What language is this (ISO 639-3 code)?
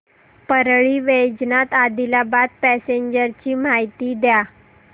mar